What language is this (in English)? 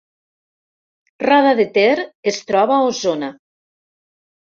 Catalan